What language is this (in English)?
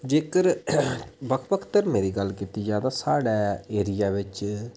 Dogri